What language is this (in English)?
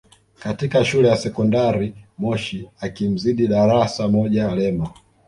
Swahili